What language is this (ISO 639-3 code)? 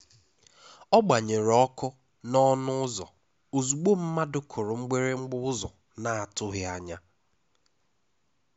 ibo